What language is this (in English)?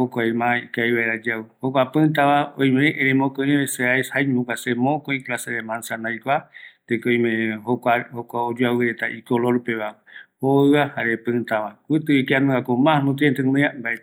Eastern Bolivian Guaraní